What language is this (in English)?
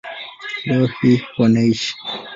Swahili